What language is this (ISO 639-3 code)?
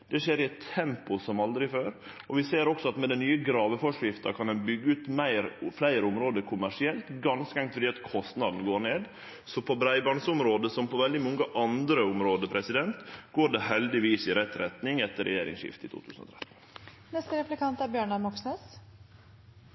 nno